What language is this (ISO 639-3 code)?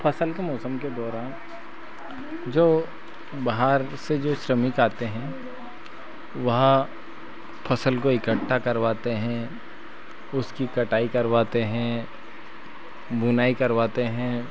hin